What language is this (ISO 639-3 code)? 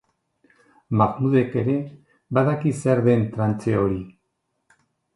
eus